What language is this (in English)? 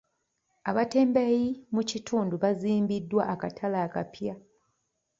Ganda